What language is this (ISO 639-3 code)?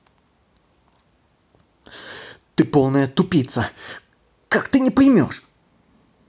rus